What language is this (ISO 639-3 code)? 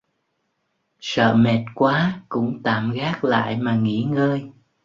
vie